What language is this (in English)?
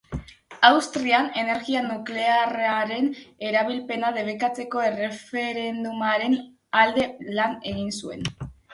Basque